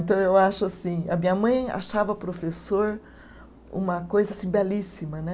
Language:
Portuguese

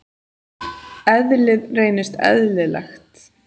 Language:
Icelandic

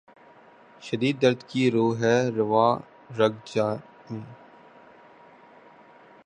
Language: Urdu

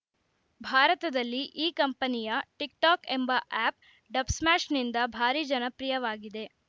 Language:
Kannada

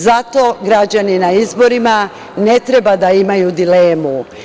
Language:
Serbian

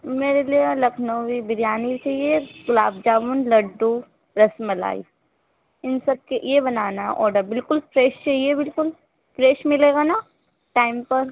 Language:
Urdu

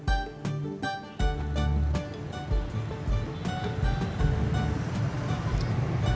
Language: Indonesian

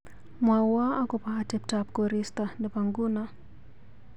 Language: Kalenjin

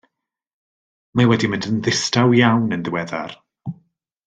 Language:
Welsh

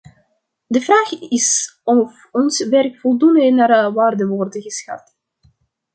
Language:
Dutch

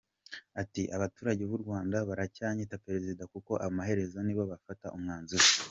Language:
Kinyarwanda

